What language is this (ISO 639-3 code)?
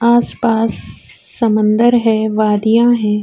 urd